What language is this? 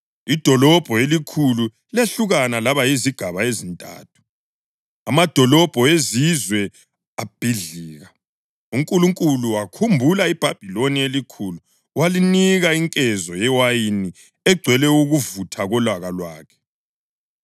North Ndebele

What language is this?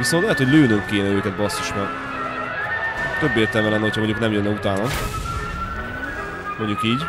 Hungarian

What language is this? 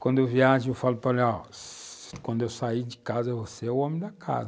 Portuguese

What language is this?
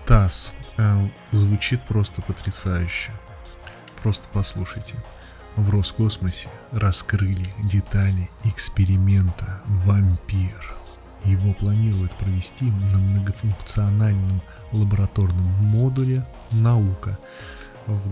Russian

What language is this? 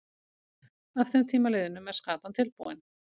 Icelandic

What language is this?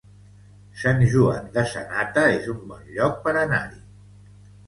Catalan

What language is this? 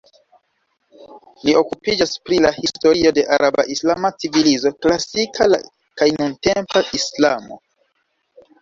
Esperanto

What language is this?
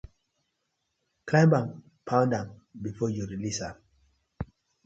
Nigerian Pidgin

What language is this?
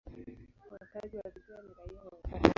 Swahili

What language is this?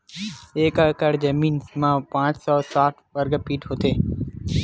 Chhattisgarhi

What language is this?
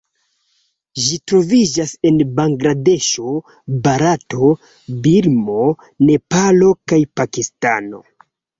Esperanto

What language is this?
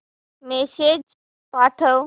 Marathi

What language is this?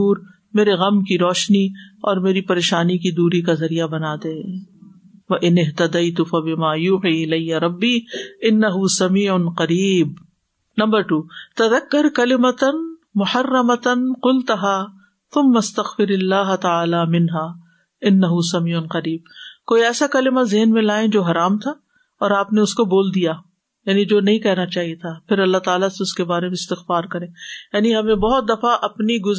Urdu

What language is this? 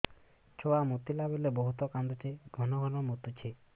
Odia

